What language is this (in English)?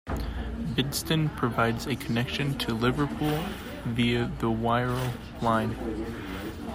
English